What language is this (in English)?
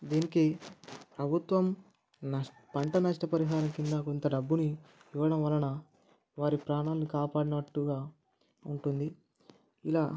Telugu